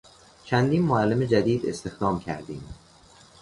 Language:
Persian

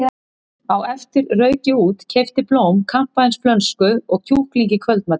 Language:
Icelandic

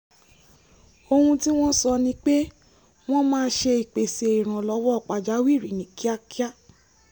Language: Yoruba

